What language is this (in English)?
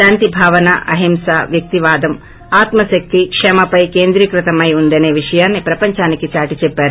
Telugu